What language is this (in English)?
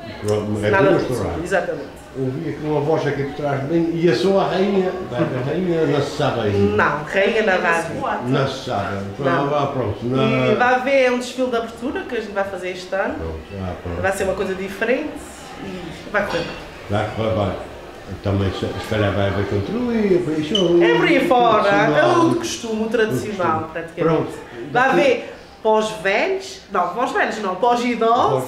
Portuguese